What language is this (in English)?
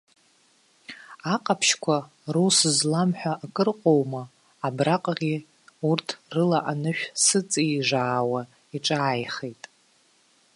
Abkhazian